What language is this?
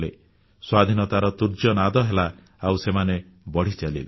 Odia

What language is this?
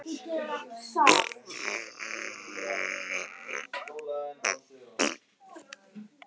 Icelandic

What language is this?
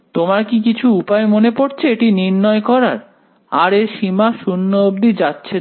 Bangla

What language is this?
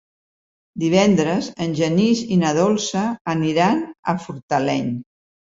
Catalan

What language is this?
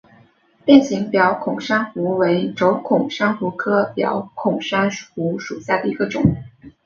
Chinese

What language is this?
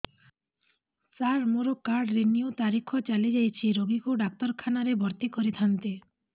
Odia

